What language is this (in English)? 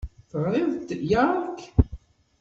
Kabyle